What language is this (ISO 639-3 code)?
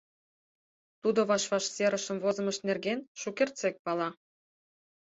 chm